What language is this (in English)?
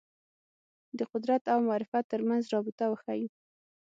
Pashto